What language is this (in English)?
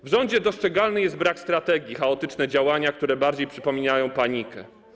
Polish